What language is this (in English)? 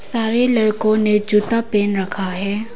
Hindi